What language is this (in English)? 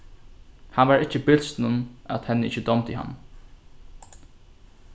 Faroese